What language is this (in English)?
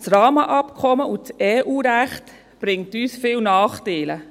Swiss German